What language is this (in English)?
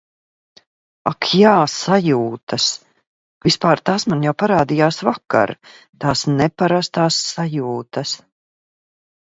Latvian